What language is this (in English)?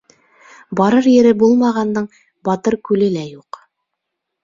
Bashkir